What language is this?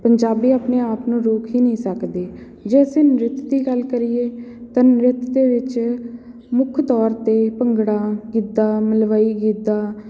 Punjabi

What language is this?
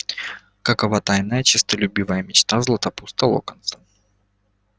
Russian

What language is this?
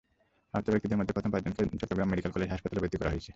Bangla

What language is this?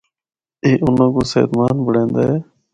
Northern Hindko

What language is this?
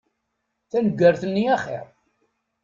Kabyle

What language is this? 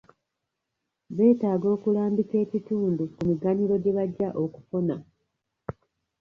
Ganda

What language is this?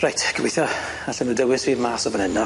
Welsh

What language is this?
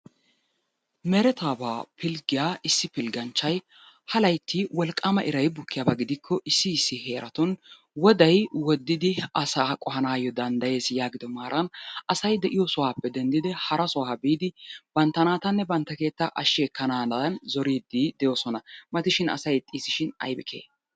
Wolaytta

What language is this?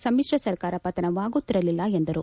Kannada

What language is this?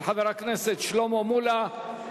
Hebrew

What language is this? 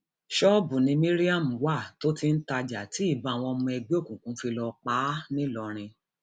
Yoruba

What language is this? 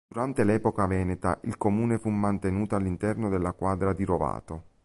Italian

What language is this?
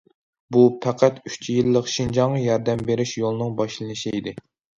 Uyghur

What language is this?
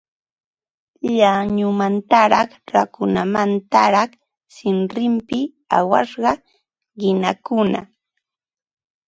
Ambo-Pasco Quechua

